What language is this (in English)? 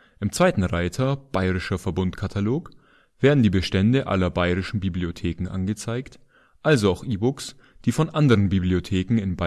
German